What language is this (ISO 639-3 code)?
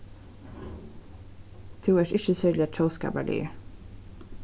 fao